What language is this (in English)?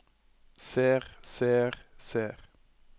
Norwegian